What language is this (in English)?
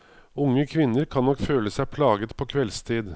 Norwegian